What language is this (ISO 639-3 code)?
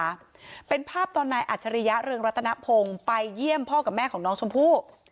tha